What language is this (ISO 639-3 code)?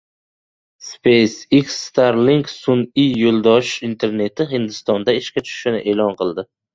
uzb